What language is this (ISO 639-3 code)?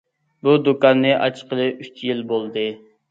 uig